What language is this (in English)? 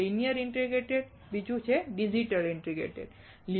Gujarati